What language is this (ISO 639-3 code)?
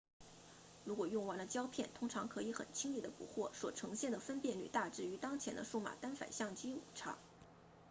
zho